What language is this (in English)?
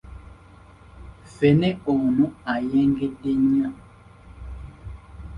Ganda